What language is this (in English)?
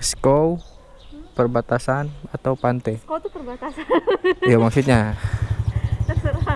Indonesian